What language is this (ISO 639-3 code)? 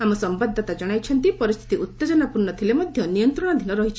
ori